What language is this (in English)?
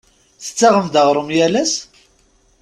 Kabyle